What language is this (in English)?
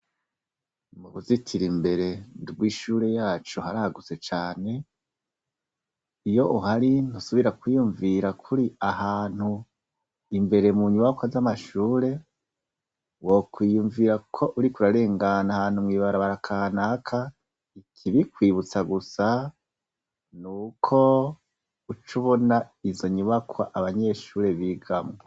Rundi